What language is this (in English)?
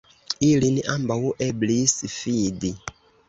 Esperanto